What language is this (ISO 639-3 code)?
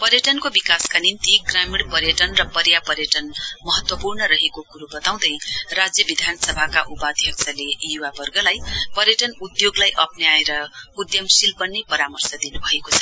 nep